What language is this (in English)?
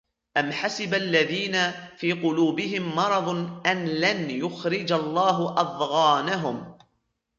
Arabic